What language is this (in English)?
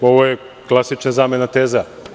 Serbian